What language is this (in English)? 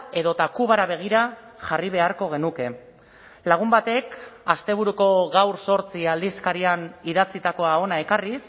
Basque